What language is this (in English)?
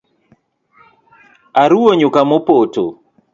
Luo (Kenya and Tanzania)